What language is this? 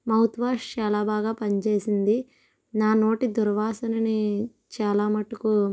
Telugu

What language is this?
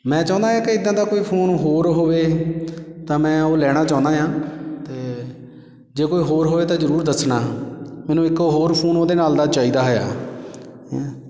Punjabi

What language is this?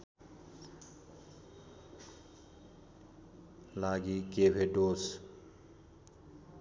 Nepali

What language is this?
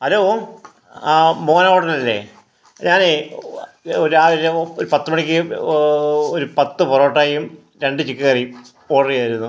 Malayalam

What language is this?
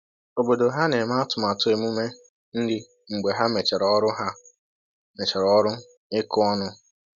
Igbo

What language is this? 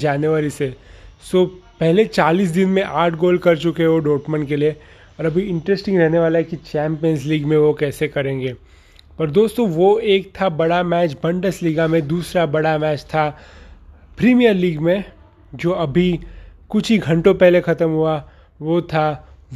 Hindi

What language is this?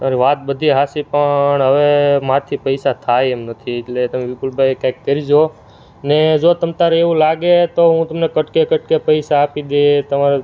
Gujarati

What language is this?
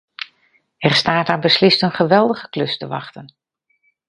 Dutch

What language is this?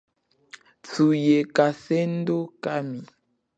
Chokwe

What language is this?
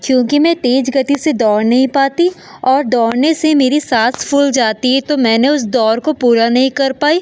Hindi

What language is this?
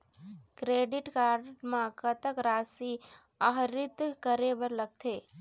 Chhattisgarhi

